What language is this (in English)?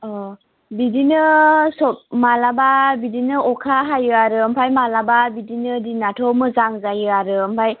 Bodo